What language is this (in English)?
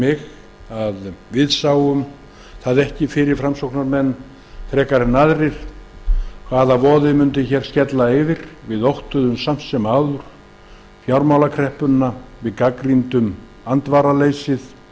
Icelandic